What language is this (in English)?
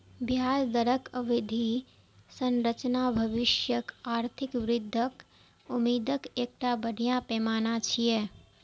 Maithili